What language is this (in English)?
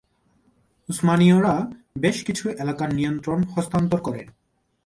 Bangla